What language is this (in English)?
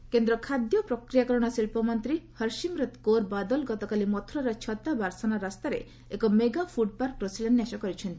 Odia